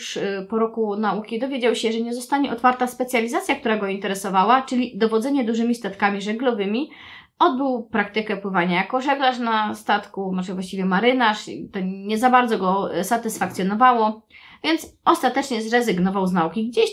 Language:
Polish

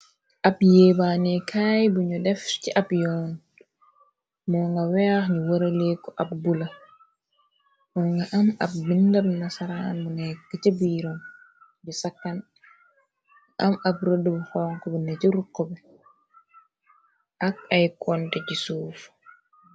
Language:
Wolof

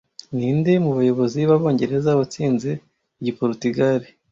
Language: Kinyarwanda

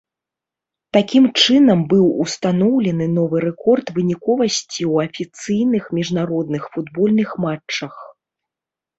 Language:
Belarusian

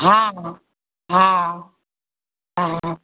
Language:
Maithili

